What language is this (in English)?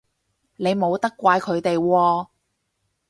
Cantonese